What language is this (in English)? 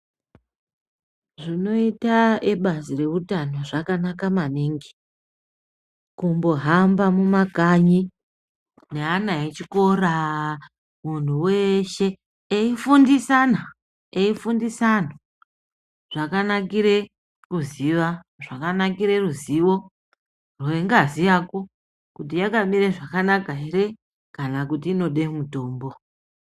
Ndau